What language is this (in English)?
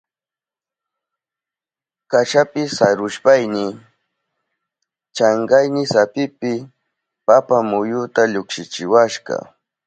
Southern Pastaza Quechua